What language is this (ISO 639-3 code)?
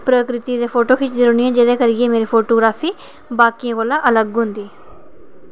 doi